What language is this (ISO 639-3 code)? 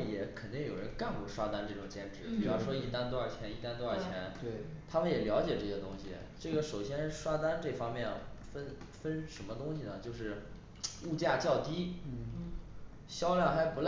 zho